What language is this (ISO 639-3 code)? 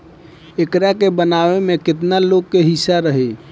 bho